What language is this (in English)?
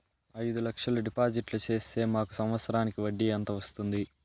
Telugu